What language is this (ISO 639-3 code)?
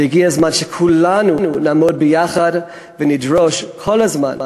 heb